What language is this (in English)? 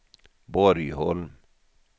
Swedish